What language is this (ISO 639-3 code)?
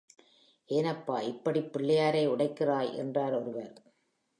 tam